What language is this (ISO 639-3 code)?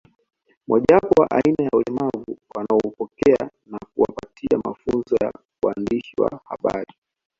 swa